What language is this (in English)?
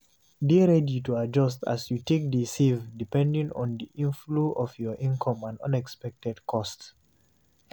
Nigerian Pidgin